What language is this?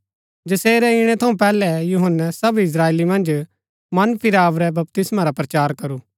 Gaddi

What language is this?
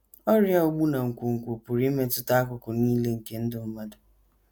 Igbo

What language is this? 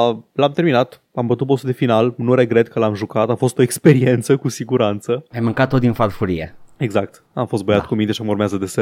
Romanian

